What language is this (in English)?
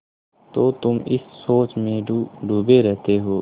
Hindi